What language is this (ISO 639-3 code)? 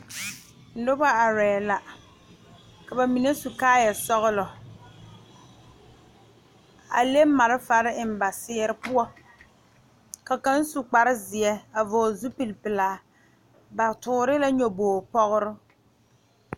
dga